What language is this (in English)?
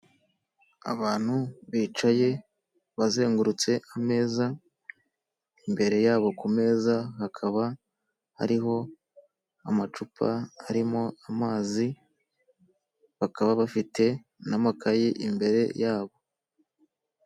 Kinyarwanda